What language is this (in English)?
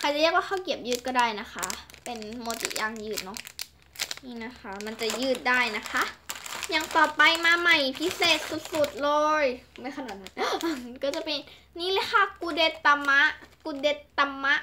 Thai